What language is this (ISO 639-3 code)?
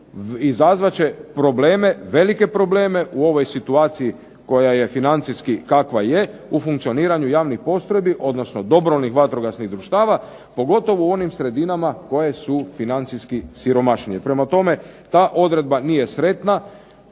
hrv